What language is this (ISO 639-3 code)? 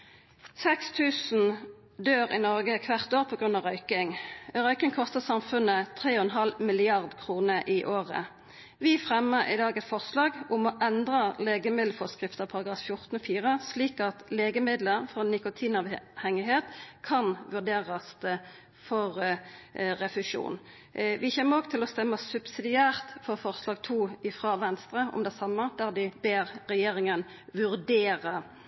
nno